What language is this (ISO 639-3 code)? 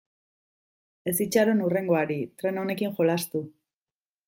eus